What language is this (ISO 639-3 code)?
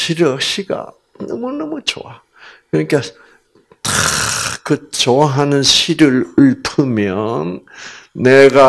kor